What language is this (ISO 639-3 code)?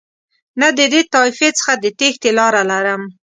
pus